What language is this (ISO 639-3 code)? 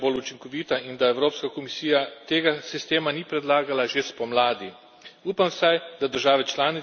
slv